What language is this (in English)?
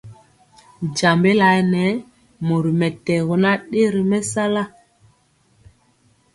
Mpiemo